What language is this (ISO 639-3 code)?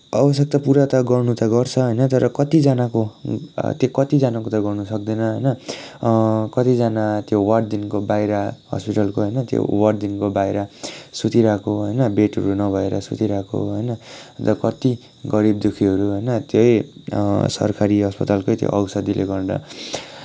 nep